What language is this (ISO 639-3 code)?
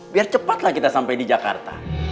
ind